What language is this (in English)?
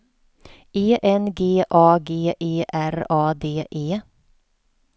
Swedish